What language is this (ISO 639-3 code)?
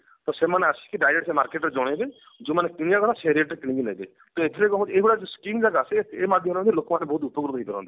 ori